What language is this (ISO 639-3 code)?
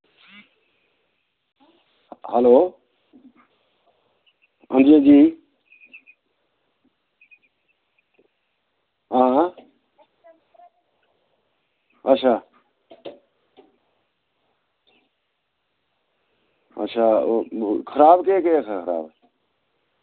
doi